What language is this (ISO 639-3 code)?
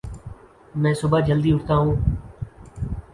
urd